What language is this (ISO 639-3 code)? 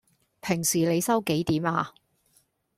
yue